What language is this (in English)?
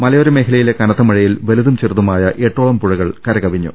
Malayalam